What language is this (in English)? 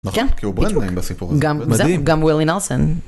Hebrew